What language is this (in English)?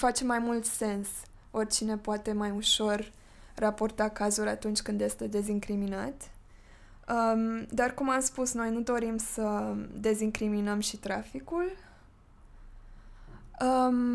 Romanian